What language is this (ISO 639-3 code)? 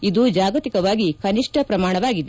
kan